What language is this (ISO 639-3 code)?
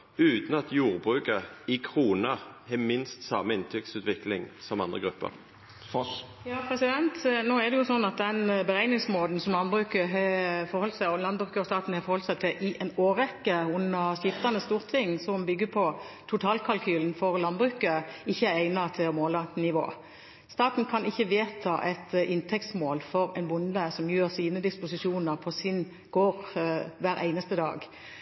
nor